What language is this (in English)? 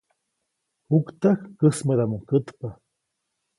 Copainalá Zoque